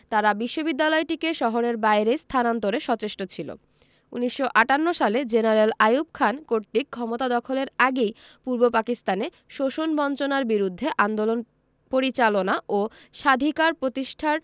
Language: Bangla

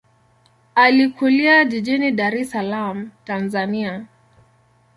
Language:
Swahili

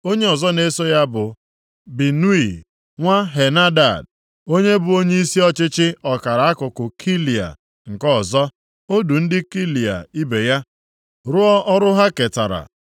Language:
Igbo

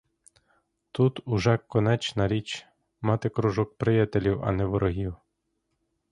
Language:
Ukrainian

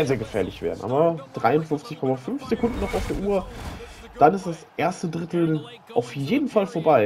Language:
German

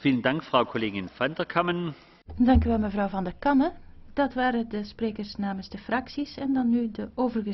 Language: Dutch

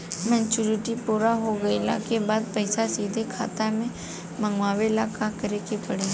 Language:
Bhojpuri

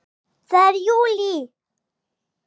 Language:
Icelandic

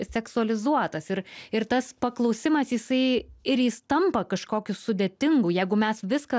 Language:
Lithuanian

